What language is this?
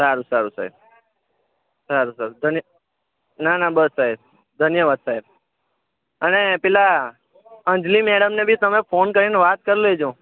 Gujarati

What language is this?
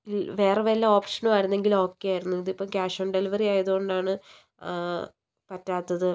Malayalam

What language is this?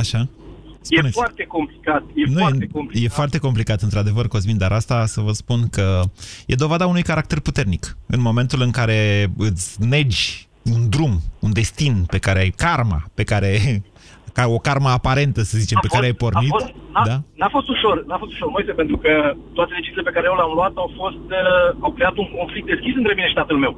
Romanian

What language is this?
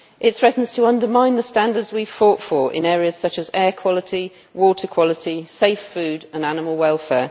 English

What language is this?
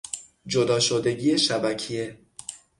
Persian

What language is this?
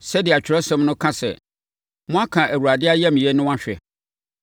Akan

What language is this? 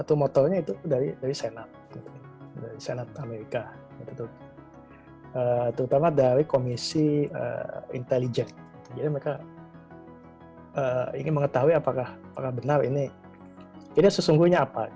Indonesian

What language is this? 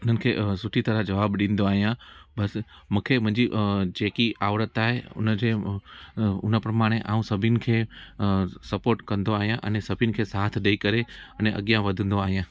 Sindhi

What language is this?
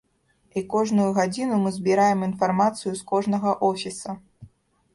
Belarusian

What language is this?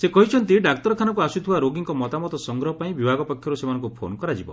Odia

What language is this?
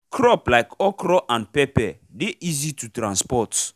Nigerian Pidgin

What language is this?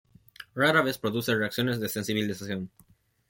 Spanish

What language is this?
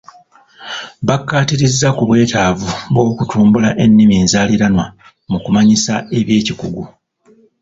Ganda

